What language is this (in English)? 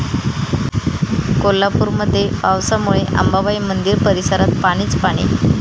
Marathi